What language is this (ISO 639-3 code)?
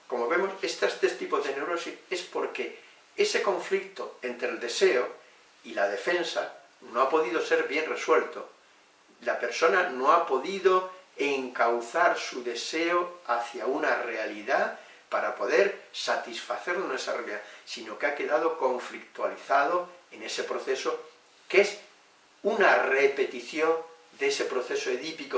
spa